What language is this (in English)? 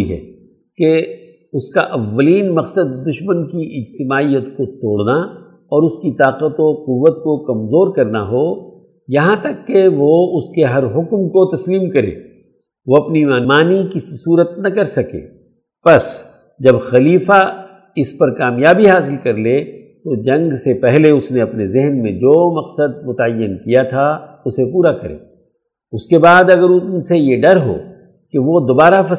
Urdu